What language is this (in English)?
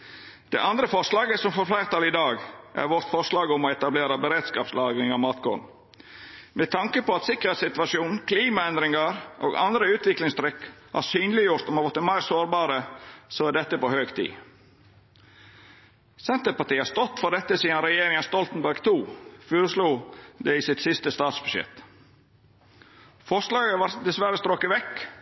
Norwegian Nynorsk